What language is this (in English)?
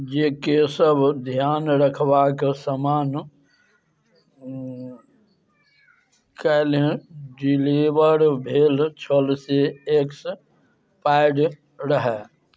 Maithili